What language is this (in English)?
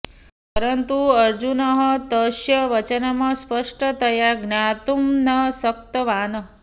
Sanskrit